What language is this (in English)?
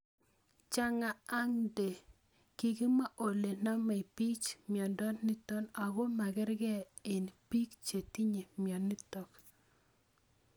Kalenjin